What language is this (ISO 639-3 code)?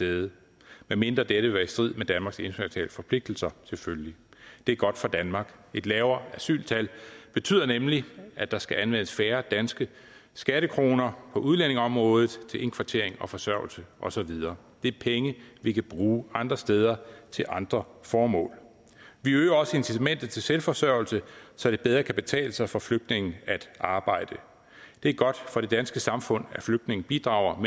dan